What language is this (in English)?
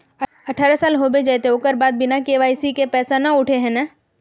Magahi